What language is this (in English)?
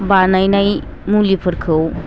Bodo